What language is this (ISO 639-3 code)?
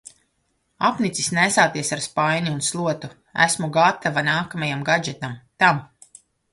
lav